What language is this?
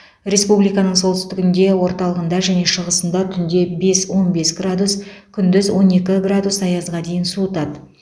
Kazakh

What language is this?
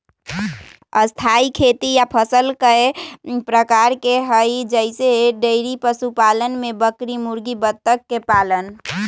Magahi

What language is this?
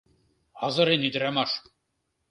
Mari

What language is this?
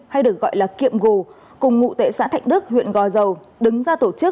Vietnamese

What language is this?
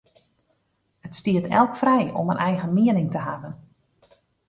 Western Frisian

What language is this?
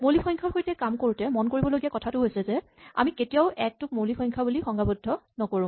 Assamese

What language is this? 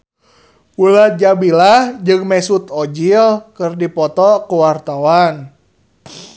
Sundanese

